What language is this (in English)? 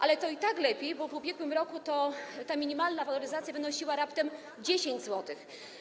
Polish